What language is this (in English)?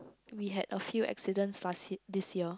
English